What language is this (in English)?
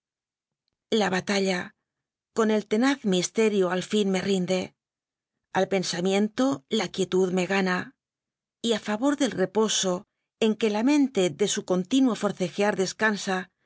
Spanish